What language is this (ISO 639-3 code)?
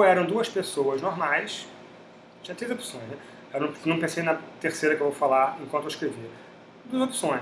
por